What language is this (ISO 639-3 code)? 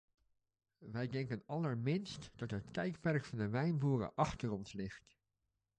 nld